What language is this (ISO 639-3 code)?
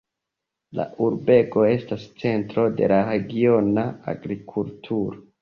epo